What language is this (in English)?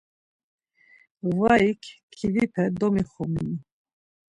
Laz